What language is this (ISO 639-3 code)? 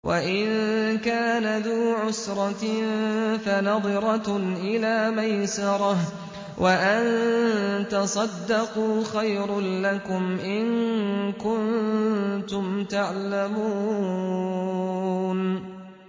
ara